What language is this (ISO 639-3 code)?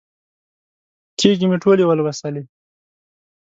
pus